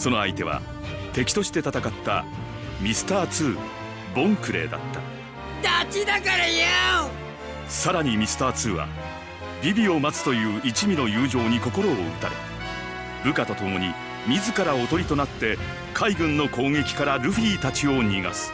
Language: Japanese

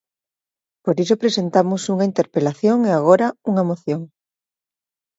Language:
Galician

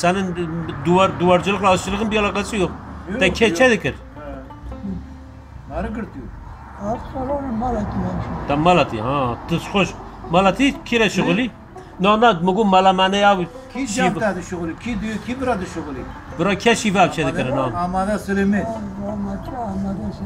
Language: Turkish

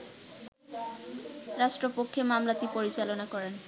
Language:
Bangla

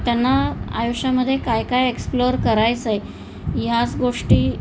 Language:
Marathi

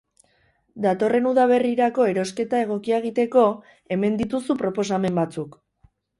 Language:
Basque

